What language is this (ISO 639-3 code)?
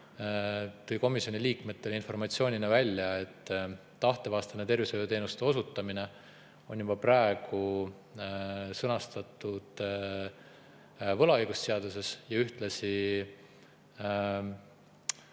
est